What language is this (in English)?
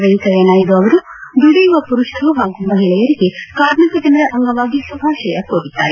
Kannada